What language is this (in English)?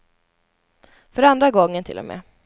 Swedish